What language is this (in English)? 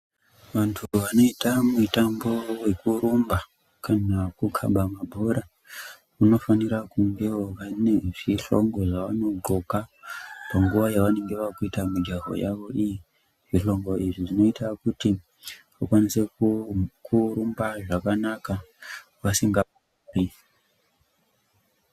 Ndau